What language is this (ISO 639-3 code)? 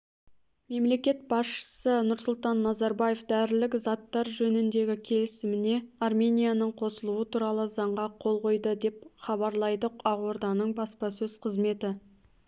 kaz